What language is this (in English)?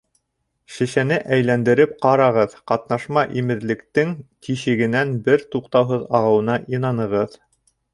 Bashkir